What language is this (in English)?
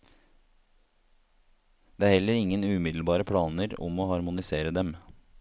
Norwegian